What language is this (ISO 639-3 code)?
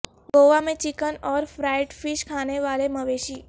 urd